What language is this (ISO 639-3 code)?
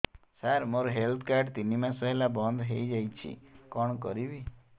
ori